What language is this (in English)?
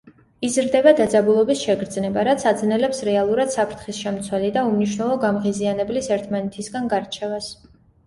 Georgian